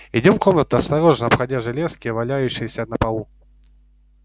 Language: Russian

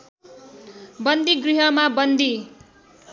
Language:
Nepali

